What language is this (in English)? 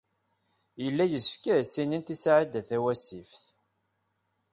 Kabyle